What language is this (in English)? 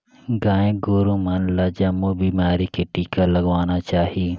Chhattisgarhi